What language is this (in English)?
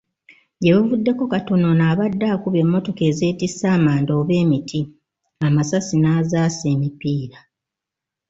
Ganda